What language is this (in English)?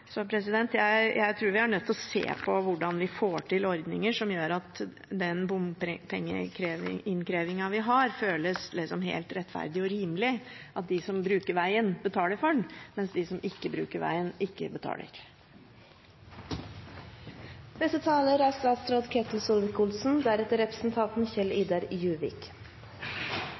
Norwegian Bokmål